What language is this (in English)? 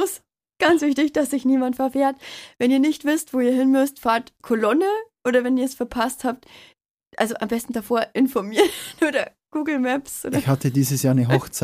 German